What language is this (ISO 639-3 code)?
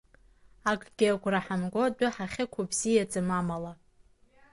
abk